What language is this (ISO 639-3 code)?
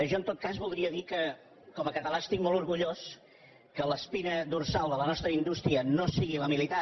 cat